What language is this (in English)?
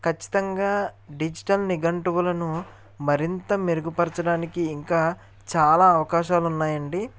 Telugu